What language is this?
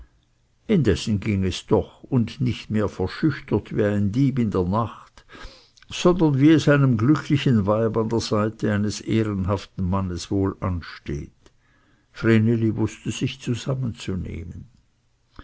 German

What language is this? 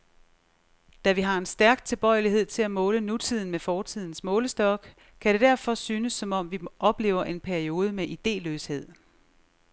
Danish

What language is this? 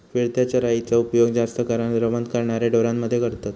Marathi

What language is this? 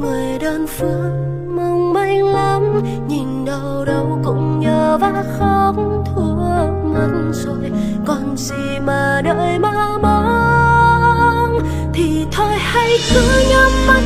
Vietnamese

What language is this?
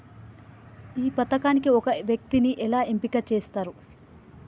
Telugu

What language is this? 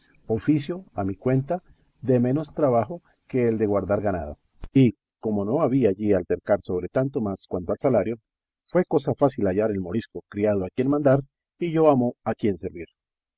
Spanish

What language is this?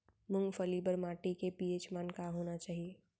Chhattisgarhi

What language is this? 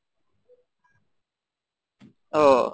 Bangla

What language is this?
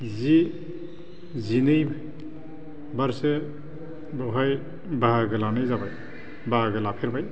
Bodo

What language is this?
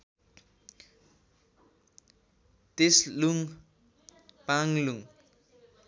Nepali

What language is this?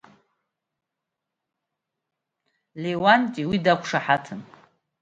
Abkhazian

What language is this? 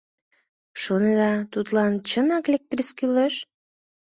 Mari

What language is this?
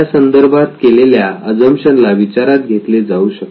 Marathi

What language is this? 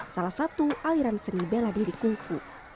Indonesian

